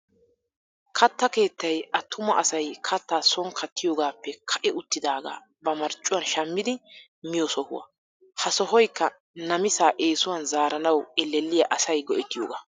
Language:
Wolaytta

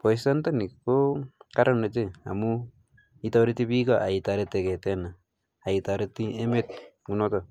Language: Kalenjin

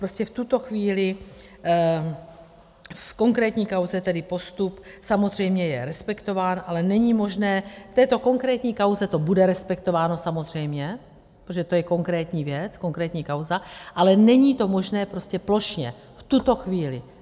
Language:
Czech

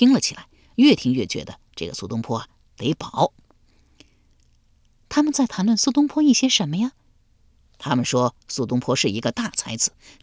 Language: Chinese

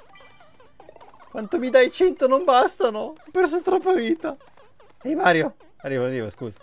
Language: Italian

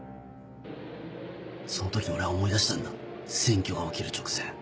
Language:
Japanese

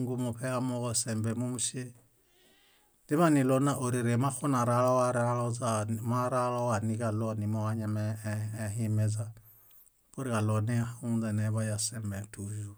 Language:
Bayot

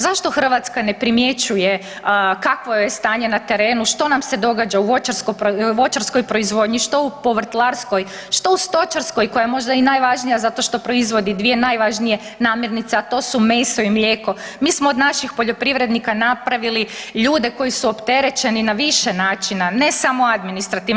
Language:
Croatian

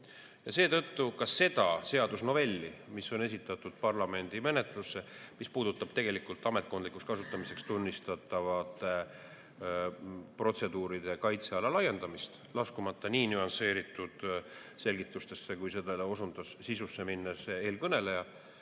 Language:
Estonian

